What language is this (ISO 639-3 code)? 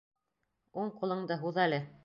bak